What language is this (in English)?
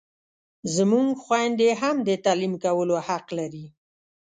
Pashto